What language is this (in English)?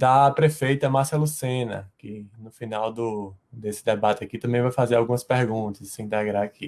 Portuguese